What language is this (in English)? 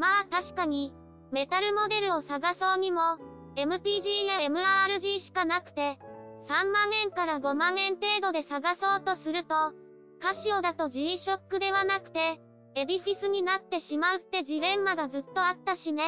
Japanese